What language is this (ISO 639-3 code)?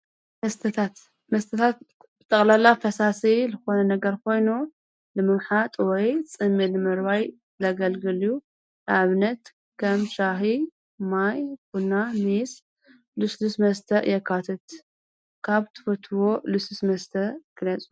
tir